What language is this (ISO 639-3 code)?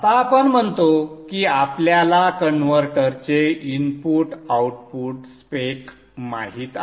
mar